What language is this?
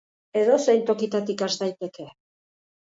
Basque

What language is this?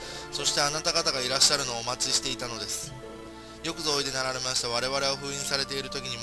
Japanese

